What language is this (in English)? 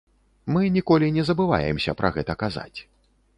Belarusian